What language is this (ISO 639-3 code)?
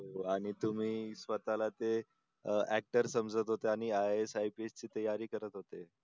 mar